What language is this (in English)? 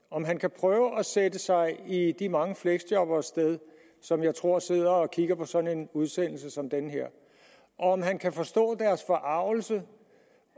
Danish